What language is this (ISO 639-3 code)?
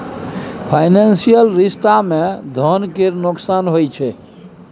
mai